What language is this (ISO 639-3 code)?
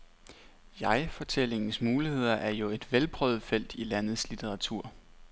dan